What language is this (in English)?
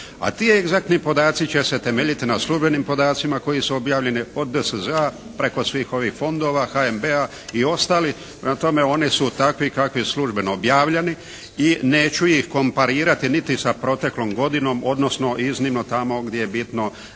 Croatian